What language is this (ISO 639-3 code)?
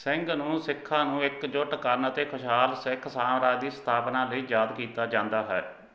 pan